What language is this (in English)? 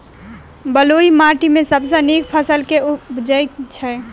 Maithili